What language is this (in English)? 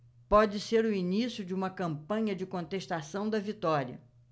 Portuguese